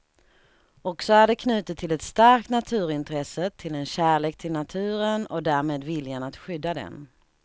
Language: Swedish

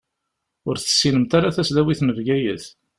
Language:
Kabyle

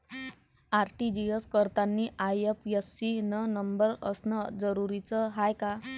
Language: Marathi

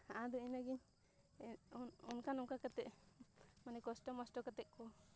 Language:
Santali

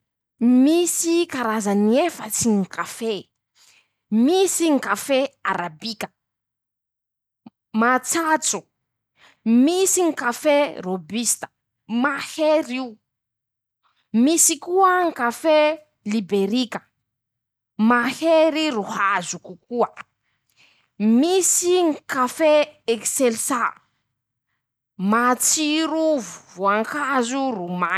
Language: Masikoro Malagasy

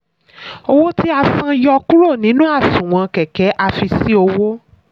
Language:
Yoruba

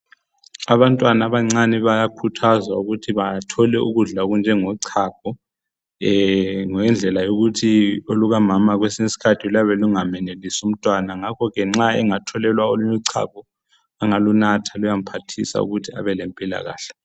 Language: North Ndebele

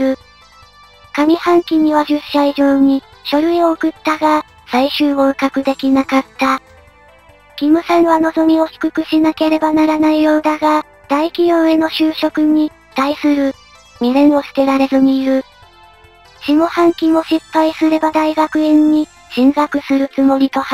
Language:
Japanese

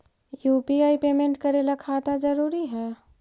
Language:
Magahi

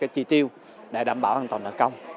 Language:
Vietnamese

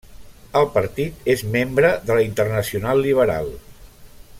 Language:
Catalan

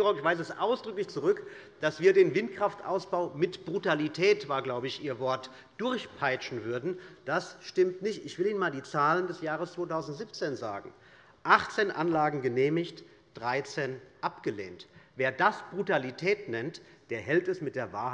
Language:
German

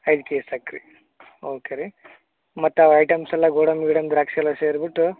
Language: Kannada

